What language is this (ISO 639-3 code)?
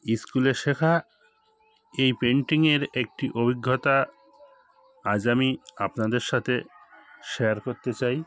ben